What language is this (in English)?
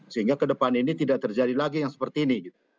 Indonesian